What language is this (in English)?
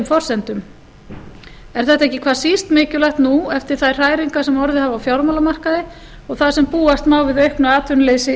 Icelandic